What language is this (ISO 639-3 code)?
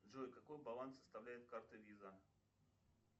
rus